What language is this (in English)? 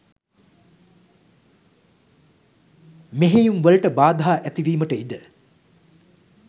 Sinhala